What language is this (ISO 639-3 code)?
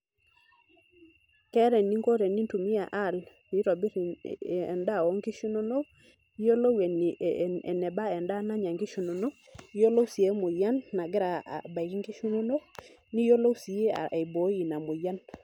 mas